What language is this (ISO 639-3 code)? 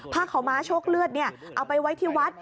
tha